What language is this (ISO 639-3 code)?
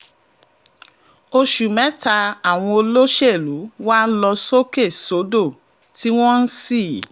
yor